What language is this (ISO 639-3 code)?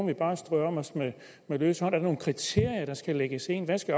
dan